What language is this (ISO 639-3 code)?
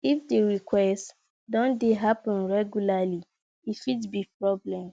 pcm